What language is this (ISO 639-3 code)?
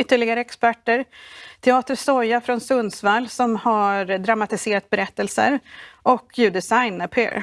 swe